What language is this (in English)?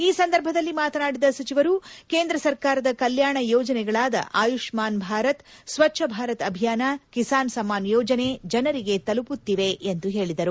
Kannada